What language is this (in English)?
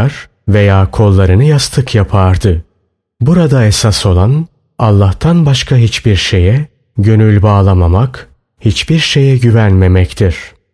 Turkish